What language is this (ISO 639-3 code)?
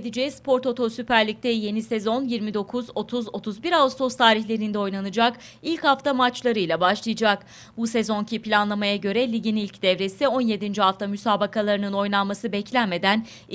tur